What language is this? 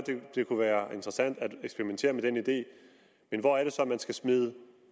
Danish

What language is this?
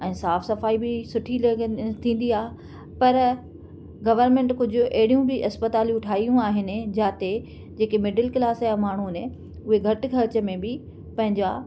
Sindhi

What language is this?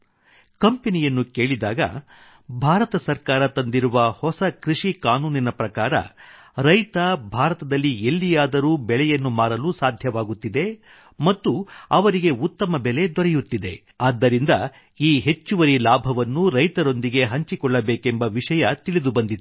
Kannada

